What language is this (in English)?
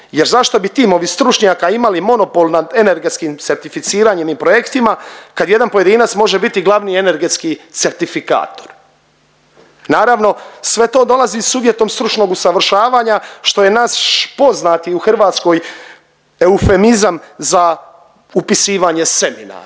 Croatian